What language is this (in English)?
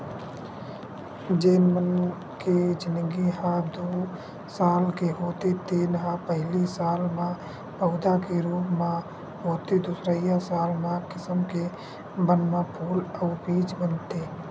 Chhattisgarhi